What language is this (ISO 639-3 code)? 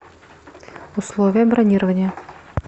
rus